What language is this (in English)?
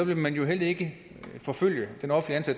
Danish